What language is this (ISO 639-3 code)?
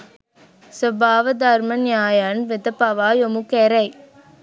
sin